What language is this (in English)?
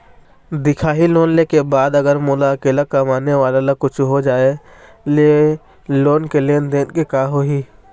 Chhattisgarhi